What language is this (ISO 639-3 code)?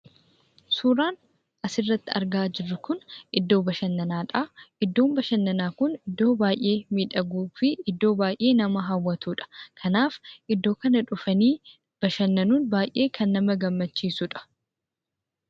orm